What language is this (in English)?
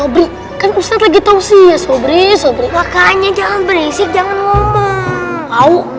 Indonesian